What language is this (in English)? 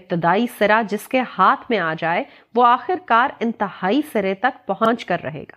Urdu